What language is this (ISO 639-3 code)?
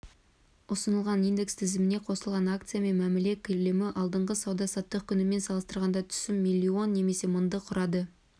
kaz